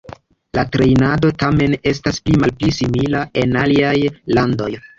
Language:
Esperanto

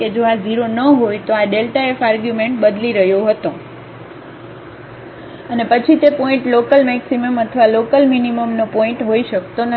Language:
Gujarati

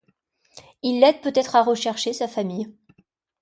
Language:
French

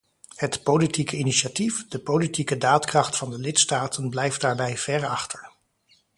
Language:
Dutch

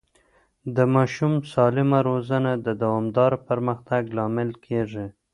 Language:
Pashto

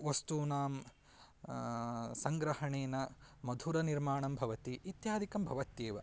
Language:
Sanskrit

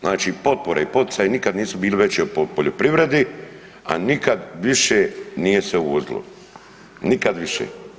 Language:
Croatian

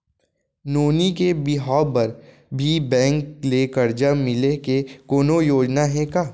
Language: Chhattisgarhi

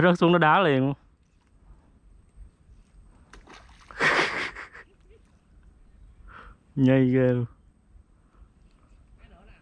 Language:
Vietnamese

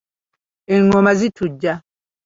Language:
Ganda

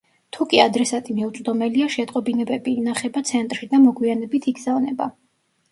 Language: Georgian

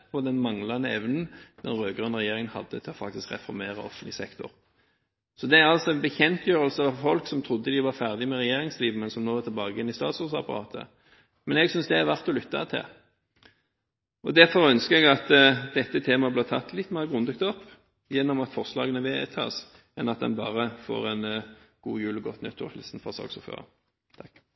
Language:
Norwegian Bokmål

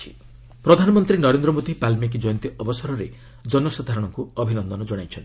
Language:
Odia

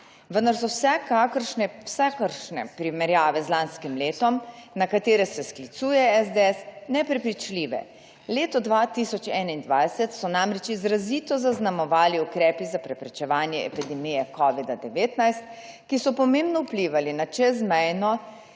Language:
Slovenian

